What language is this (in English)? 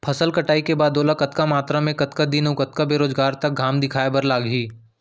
Chhattisgarhi